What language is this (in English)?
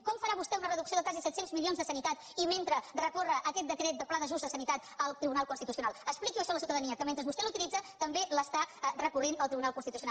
Catalan